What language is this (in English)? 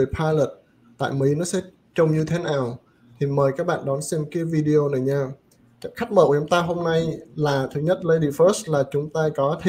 Vietnamese